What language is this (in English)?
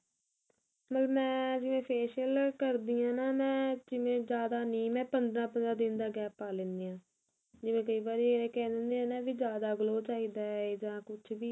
Punjabi